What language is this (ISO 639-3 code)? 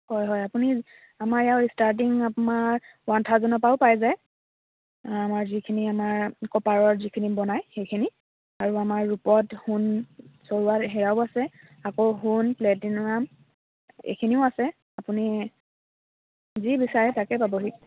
asm